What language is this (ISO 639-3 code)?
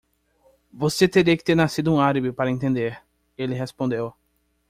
por